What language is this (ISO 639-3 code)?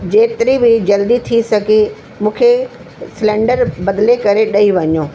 snd